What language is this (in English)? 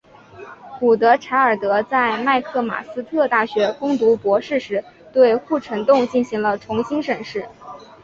Chinese